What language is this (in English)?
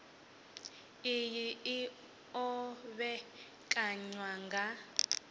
Venda